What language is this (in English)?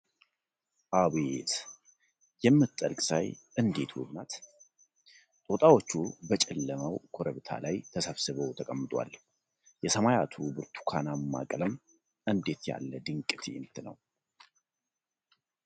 Amharic